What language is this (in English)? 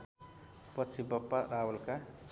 Nepali